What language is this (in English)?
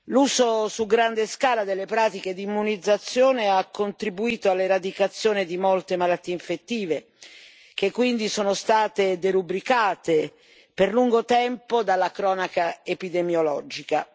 Italian